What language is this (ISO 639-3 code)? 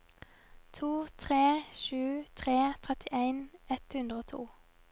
nor